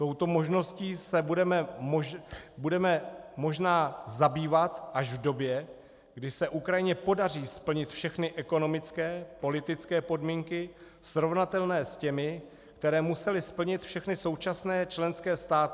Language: Czech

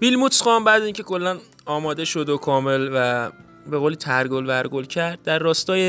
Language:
Persian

